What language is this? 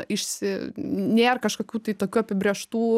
Lithuanian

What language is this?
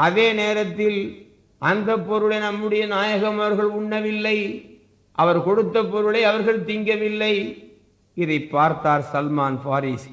Tamil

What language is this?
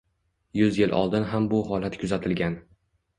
Uzbek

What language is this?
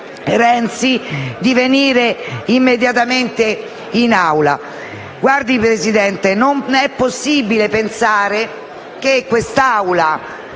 Italian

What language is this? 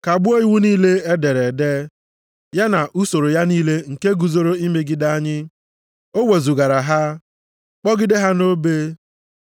Igbo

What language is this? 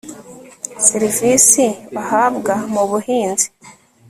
Kinyarwanda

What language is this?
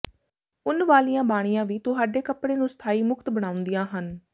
Punjabi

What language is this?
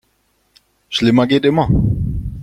German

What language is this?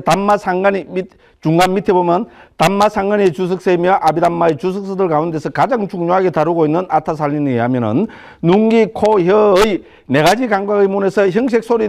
Korean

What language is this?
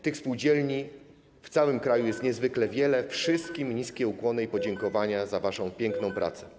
Polish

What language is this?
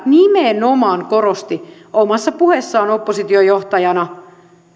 Finnish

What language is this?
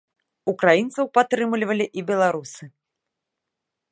Belarusian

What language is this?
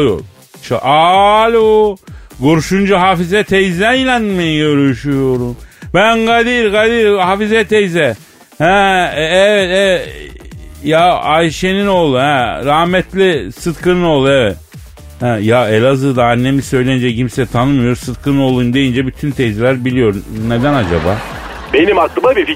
Turkish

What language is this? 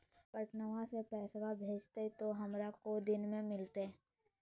Magahi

